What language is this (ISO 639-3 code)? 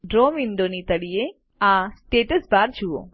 guj